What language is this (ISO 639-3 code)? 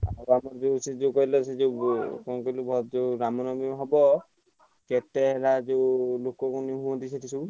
ori